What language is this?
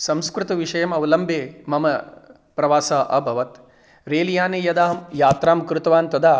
Sanskrit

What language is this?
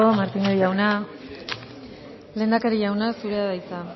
Basque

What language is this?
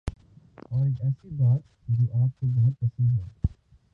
Urdu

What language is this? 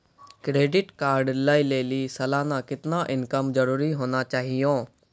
Maithili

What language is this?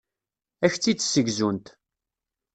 Kabyle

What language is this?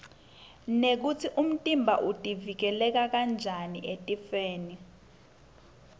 Swati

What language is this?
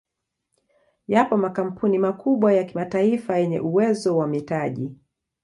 Swahili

